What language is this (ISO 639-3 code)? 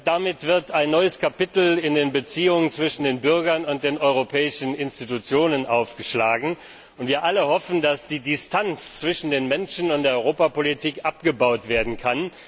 deu